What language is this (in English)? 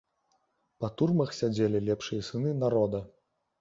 Belarusian